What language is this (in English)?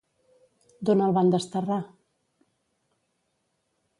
Catalan